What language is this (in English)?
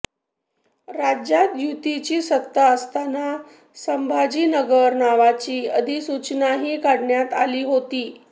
Marathi